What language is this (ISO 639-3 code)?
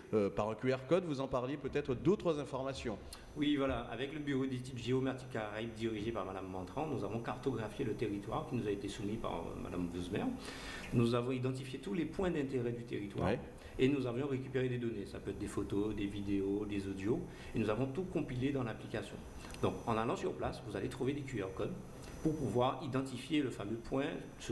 fra